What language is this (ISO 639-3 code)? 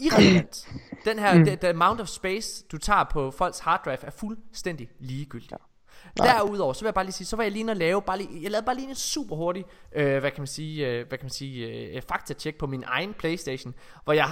dan